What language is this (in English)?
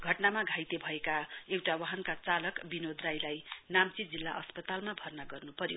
Nepali